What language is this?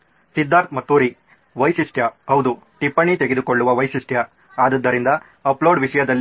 Kannada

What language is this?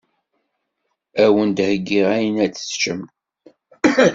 Kabyle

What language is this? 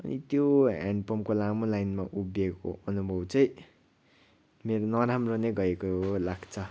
Nepali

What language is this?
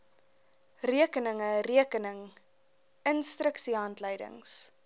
Afrikaans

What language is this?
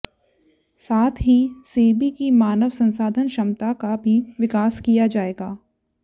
Hindi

